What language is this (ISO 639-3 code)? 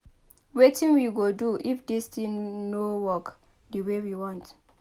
pcm